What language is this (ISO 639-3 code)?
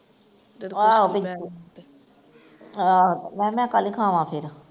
pan